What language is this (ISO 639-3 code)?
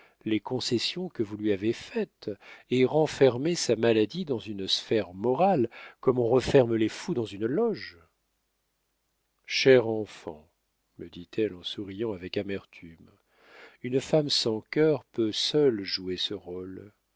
fra